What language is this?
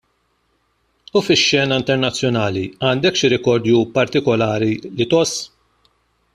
Maltese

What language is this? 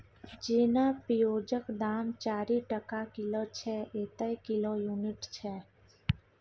Maithili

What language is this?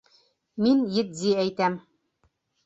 Bashkir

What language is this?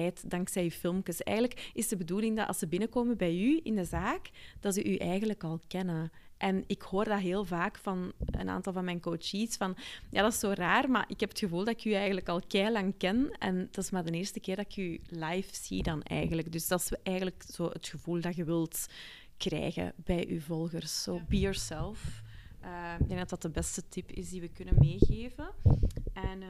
Dutch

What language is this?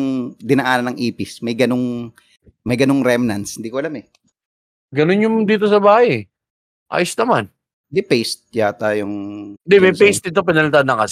Filipino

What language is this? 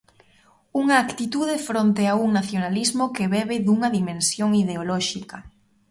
Galician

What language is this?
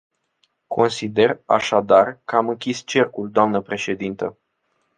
Romanian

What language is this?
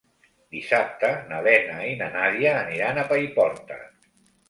Catalan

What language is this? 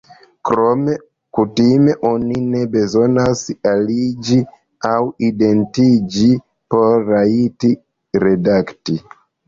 Esperanto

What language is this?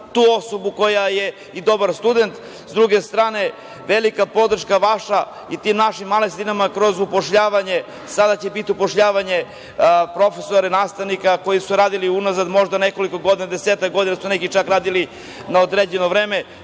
Serbian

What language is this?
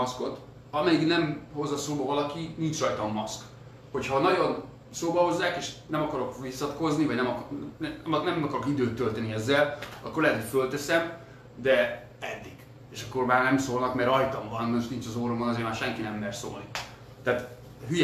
Hungarian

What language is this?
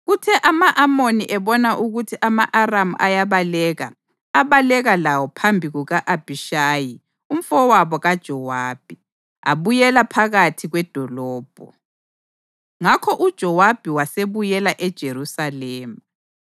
North Ndebele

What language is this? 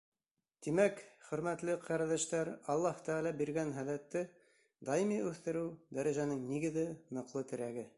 Bashkir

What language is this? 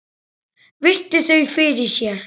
Icelandic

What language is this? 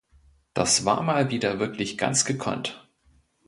German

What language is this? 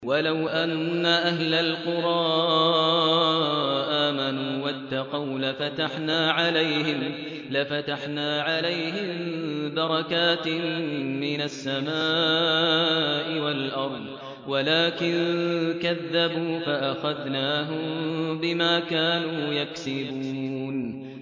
Arabic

